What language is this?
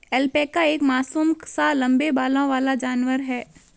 Hindi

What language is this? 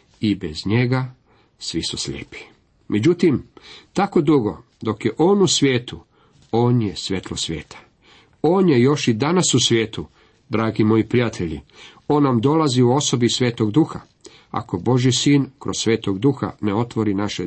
Croatian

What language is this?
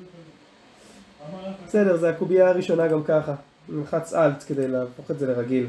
Hebrew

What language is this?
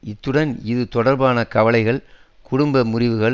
Tamil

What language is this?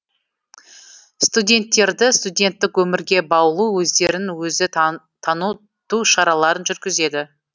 Kazakh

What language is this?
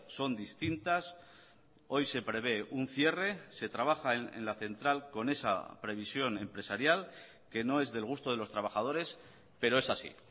Spanish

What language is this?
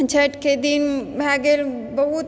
Maithili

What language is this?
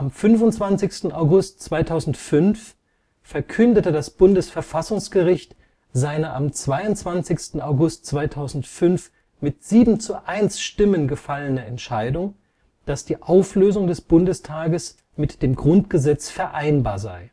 German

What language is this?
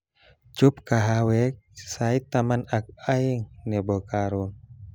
Kalenjin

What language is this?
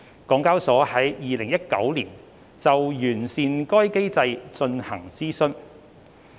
Cantonese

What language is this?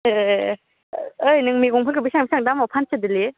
Bodo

